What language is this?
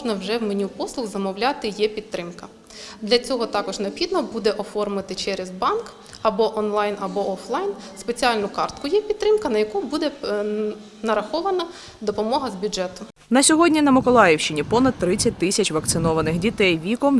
Ukrainian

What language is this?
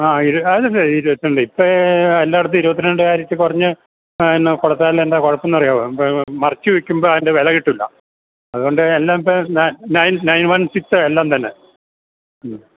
Malayalam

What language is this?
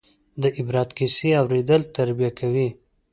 Pashto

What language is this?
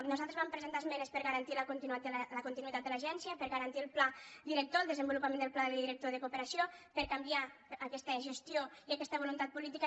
Catalan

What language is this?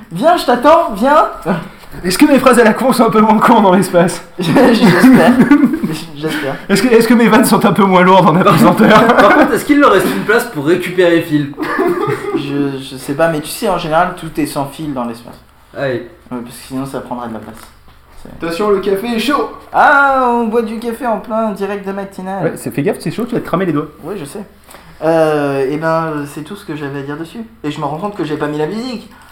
French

